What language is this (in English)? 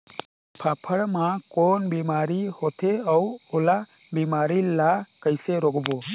Chhattisgarhi